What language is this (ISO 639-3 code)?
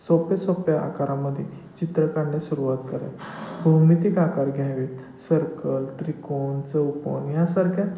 mar